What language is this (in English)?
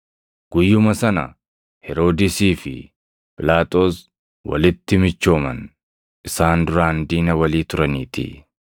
Oromo